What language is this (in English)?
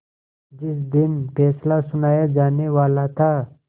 Hindi